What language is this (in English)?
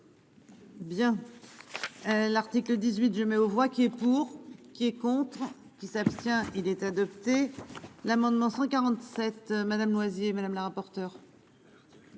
French